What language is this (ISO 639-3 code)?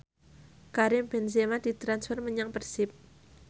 jav